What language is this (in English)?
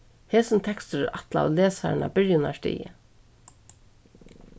Faroese